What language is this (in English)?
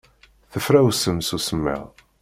Kabyle